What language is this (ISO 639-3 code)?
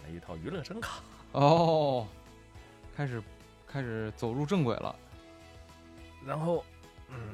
zho